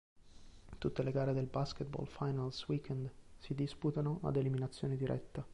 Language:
Italian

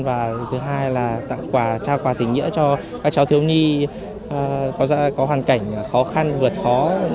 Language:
Vietnamese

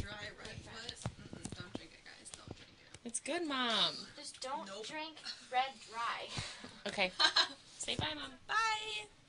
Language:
English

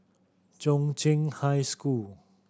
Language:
English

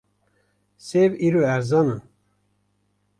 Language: Kurdish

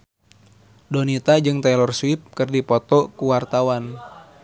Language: Sundanese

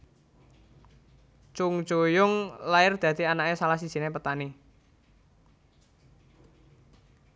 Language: Javanese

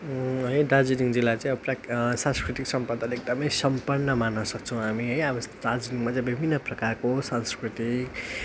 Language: Nepali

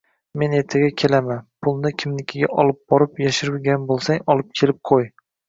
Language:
Uzbek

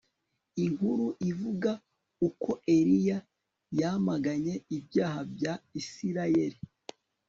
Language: Kinyarwanda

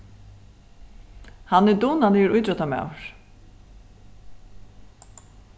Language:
Faroese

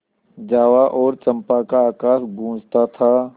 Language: Hindi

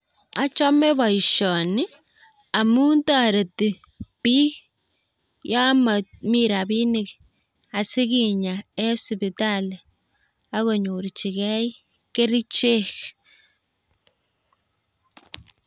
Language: Kalenjin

